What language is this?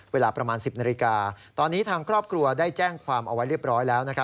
Thai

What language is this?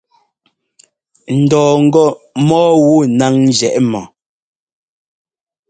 Ngomba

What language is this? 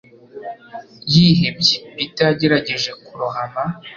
Kinyarwanda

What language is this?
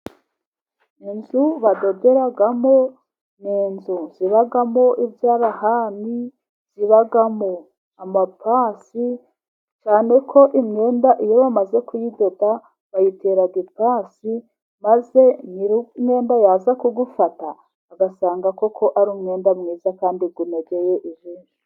Kinyarwanda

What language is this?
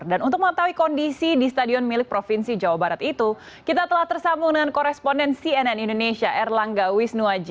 Indonesian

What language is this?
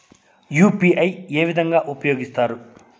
Telugu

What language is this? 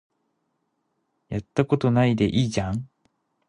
Japanese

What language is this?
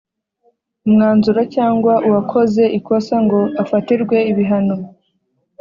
Kinyarwanda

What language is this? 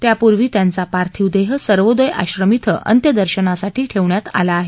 Marathi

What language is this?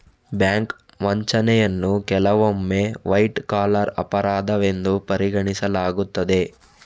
Kannada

